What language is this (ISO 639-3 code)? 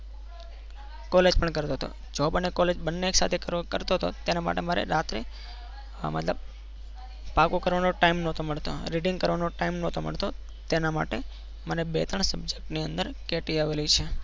guj